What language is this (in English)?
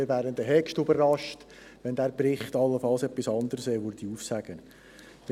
Swiss German